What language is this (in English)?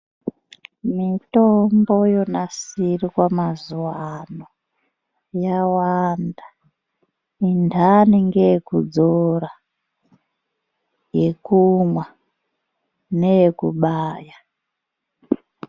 Ndau